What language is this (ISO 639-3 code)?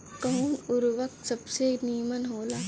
bho